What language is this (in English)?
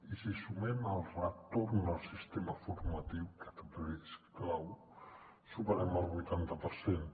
Catalan